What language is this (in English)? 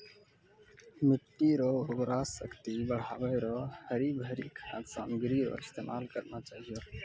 Maithili